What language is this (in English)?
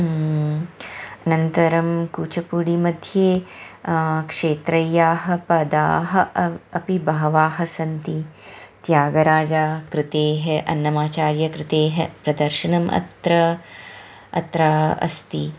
Sanskrit